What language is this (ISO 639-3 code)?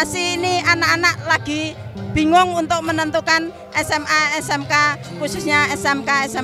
ind